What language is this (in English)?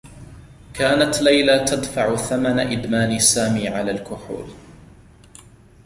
Arabic